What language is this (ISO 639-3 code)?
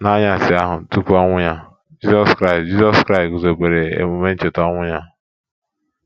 ibo